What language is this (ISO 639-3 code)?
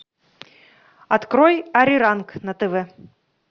rus